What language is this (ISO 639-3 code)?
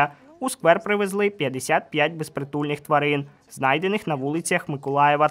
ukr